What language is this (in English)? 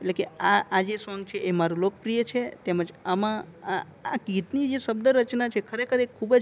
Gujarati